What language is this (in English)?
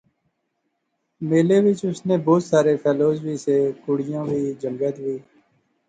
Pahari-Potwari